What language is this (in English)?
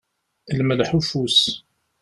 Kabyle